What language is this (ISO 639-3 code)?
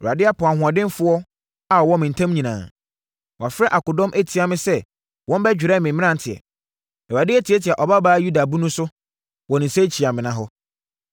aka